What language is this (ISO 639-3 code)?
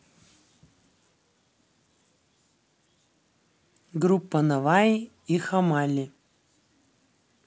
rus